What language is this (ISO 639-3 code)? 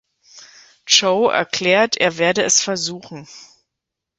deu